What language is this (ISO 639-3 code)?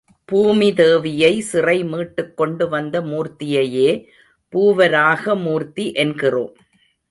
tam